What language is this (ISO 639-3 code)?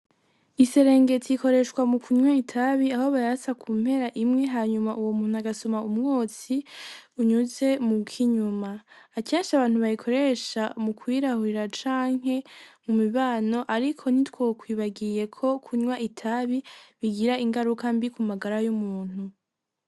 run